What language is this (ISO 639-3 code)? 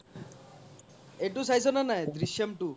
asm